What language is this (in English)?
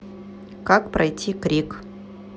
Russian